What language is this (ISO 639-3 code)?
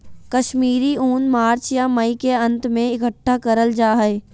mag